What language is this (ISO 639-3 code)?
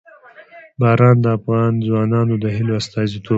pus